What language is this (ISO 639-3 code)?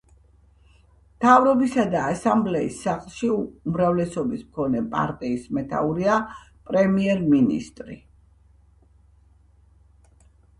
kat